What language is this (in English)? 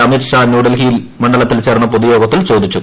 Malayalam